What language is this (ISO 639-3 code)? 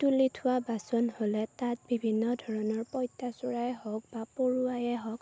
asm